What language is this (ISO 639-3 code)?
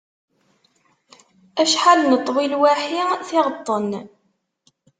kab